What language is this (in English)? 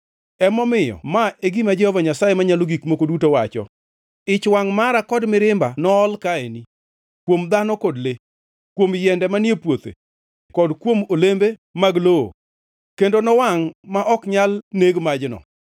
Luo (Kenya and Tanzania)